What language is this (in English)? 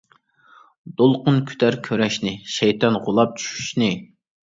Uyghur